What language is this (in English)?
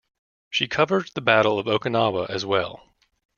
English